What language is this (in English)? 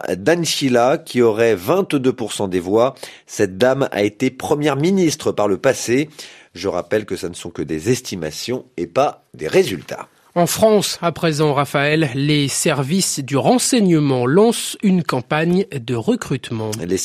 French